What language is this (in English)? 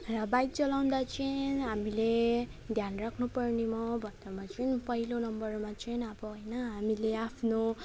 Nepali